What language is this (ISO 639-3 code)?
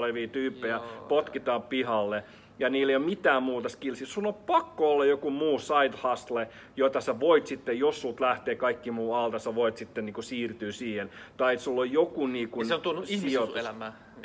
fin